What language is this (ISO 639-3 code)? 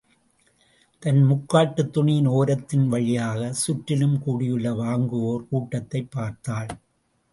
tam